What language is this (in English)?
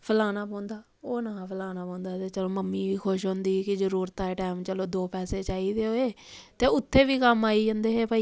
Dogri